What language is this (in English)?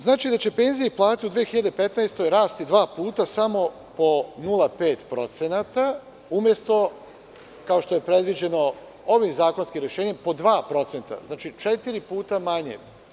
Serbian